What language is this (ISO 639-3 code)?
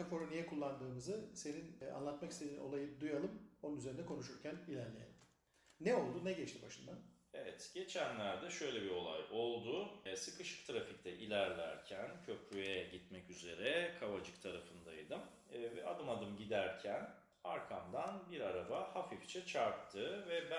tur